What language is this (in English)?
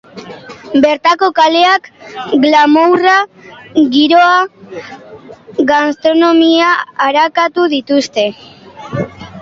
Basque